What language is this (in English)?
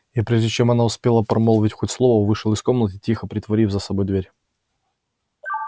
Russian